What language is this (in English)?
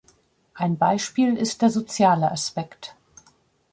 German